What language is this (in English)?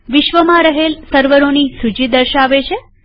Gujarati